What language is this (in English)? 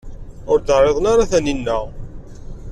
Kabyle